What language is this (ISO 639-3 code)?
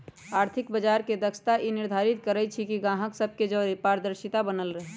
mag